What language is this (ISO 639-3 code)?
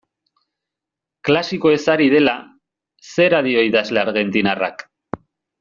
eus